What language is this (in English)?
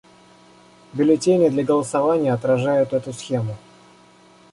Russian